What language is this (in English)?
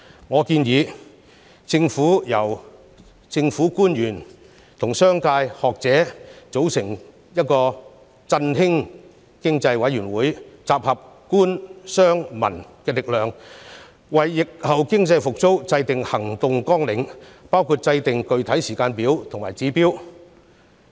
Cantonese